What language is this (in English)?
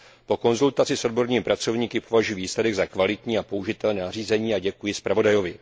Czech